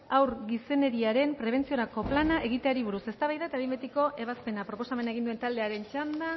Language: Basque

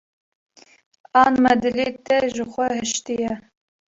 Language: Kurdish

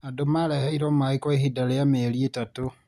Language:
Kikuyu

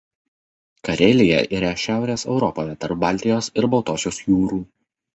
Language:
Lithuanian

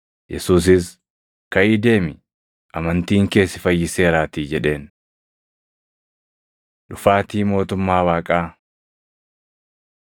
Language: Oromo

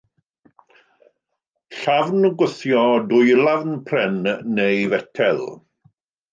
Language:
Welsh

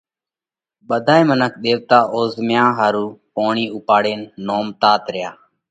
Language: Parkari Koli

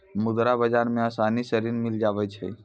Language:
Maithili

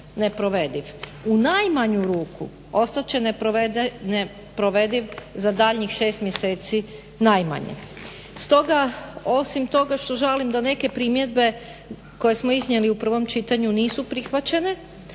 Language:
Croatian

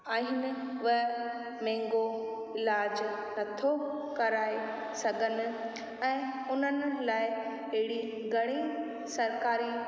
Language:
Sindhi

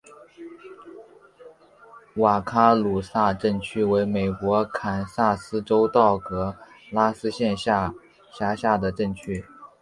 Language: Chinese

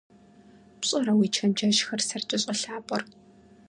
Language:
Kabardian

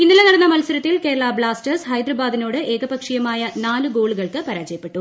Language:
Malayalam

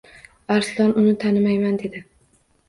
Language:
Uzbek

